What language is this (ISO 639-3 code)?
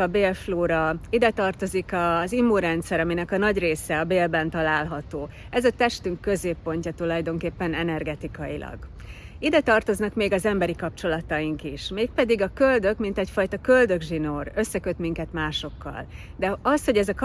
hun